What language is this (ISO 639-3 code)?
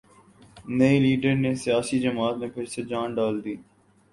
urd